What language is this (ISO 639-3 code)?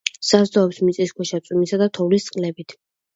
kat